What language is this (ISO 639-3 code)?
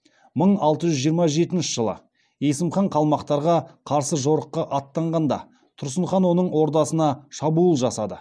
kaz